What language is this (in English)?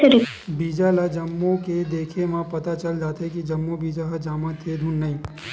Chhattisgarhi